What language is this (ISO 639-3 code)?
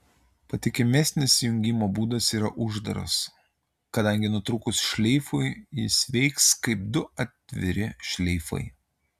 lit